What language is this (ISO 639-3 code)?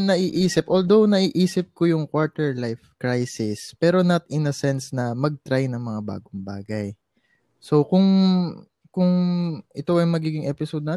fil